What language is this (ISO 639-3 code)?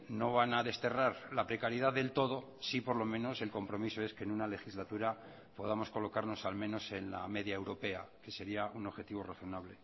spa